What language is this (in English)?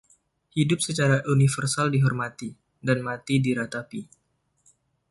Indonesian